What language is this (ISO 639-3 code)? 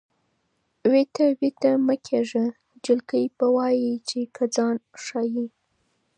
pus